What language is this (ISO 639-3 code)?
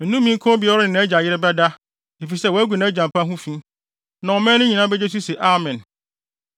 aka